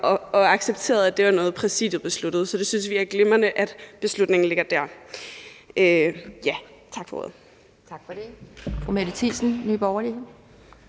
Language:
Danish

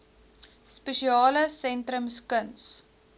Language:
Afrikaans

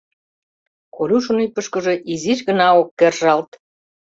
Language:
Mari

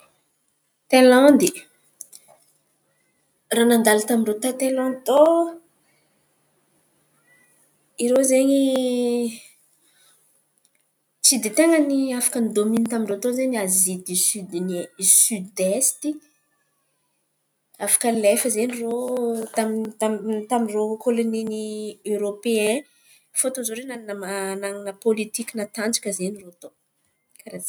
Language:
Antankarana Malagasy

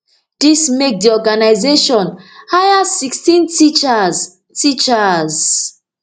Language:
Nigerian Pidgin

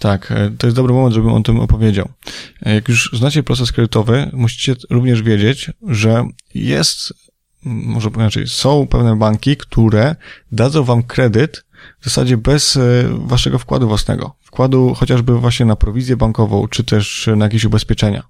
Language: Polish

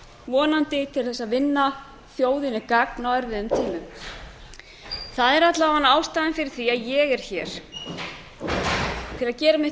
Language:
Icelandic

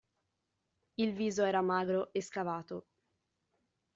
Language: Italian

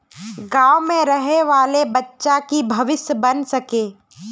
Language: Magahi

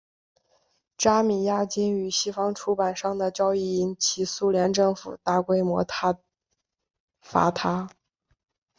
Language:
Chinese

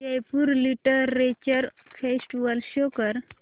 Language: Marathi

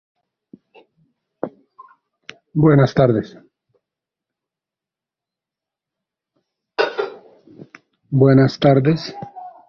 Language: Spanish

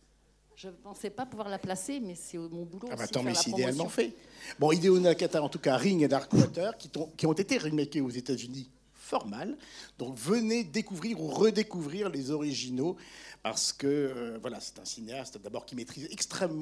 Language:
French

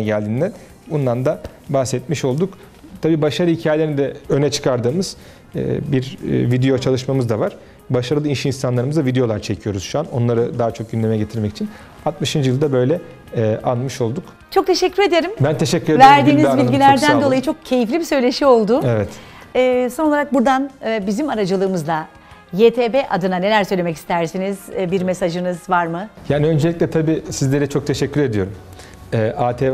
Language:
Turkish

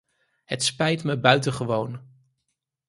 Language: Dutch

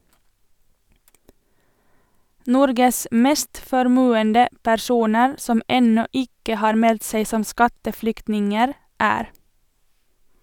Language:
Norwegian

